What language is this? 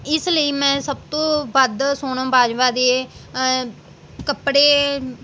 Punjabi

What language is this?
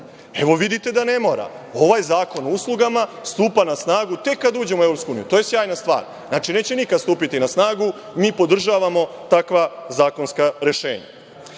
Serbian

